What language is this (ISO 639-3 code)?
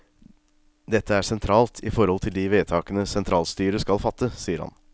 nor